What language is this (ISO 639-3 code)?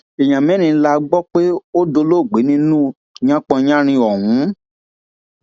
yor